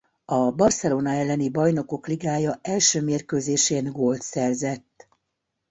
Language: Hungarian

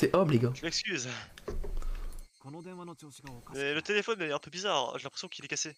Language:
French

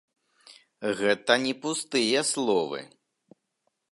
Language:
Belarusian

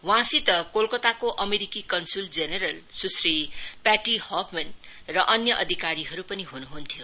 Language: Nepali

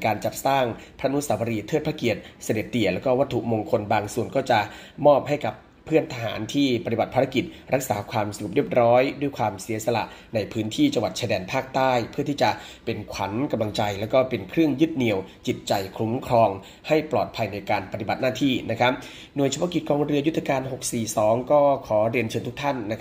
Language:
Thai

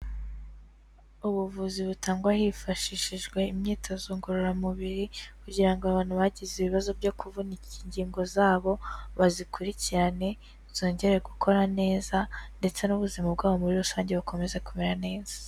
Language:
Kinyarwanda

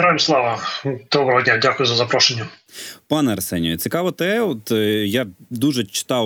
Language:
Ukrainian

